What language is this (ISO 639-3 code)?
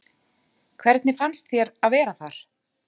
isl